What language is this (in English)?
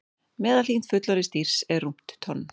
Icelandic